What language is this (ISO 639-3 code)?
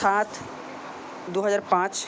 ben